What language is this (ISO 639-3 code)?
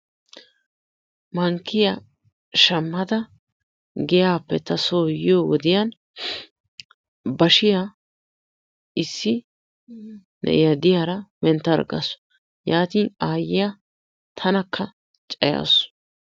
wal